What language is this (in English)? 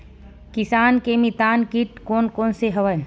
Chhattisgarhi